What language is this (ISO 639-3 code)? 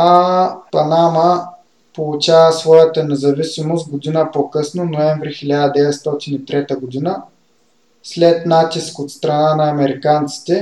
bul